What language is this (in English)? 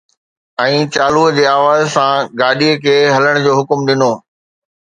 Sindhi